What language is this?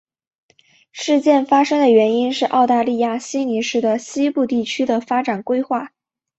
Chinese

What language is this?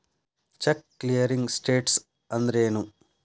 Kannada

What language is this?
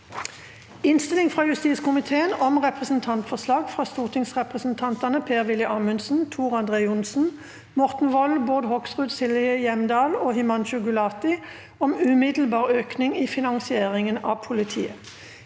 Norwegian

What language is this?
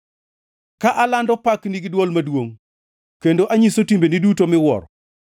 Luo (Kenya and Tanzania)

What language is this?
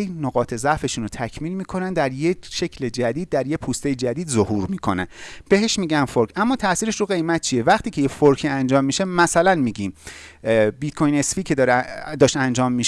Persian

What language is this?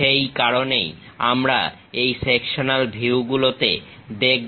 Bangla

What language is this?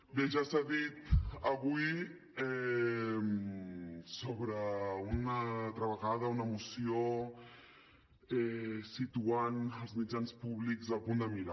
Catalan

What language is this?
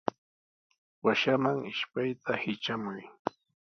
Sihuas Ancash Quechua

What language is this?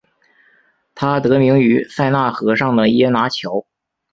Chinese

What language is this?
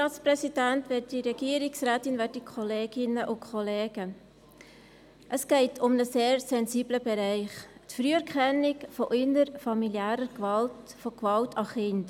Swiss German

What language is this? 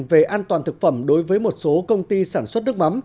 Vietnamese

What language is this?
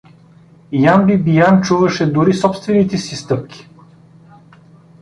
Bulgarian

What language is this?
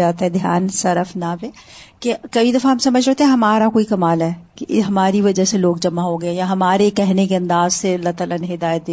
Urdu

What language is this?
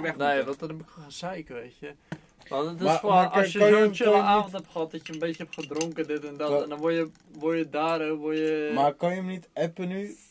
Dutch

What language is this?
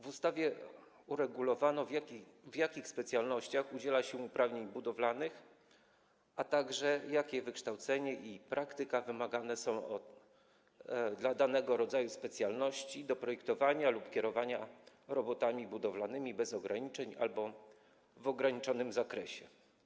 Polish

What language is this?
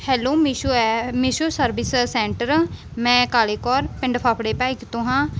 Punjabi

